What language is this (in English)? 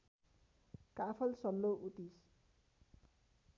Nepali